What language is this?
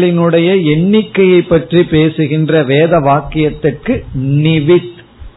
Tamil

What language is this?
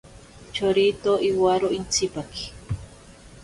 Ashéninka Perené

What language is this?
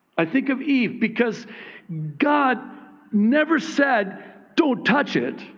English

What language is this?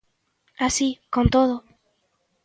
Galician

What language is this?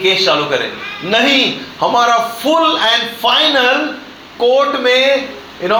Hindi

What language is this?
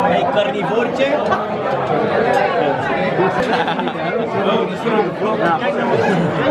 Dutch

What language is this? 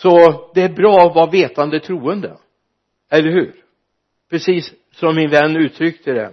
Swedish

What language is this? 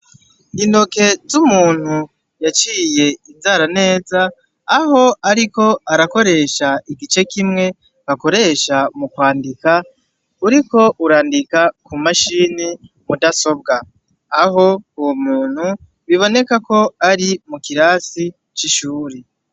Rundi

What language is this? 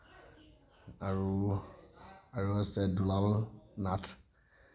Assamese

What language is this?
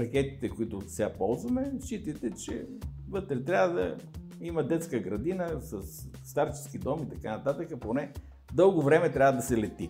Bulgarian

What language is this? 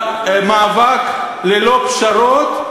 Hebrew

